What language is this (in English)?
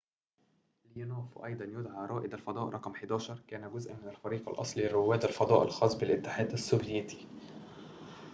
Arabic